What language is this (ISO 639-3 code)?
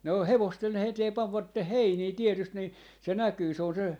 fin